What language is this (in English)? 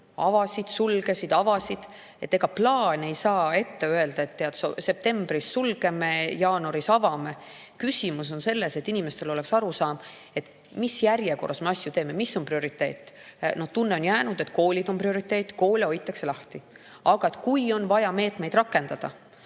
Estonian